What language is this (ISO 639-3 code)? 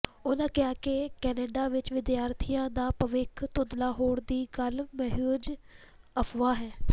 pan